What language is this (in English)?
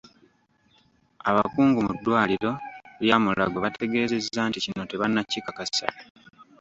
Ganda